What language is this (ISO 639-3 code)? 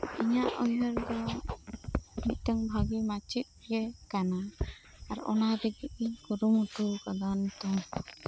sat